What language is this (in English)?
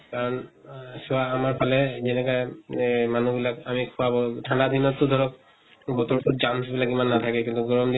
Assamese